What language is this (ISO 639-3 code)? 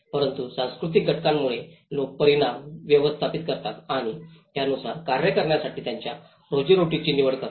mar